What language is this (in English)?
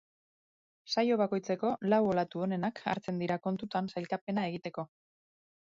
Basque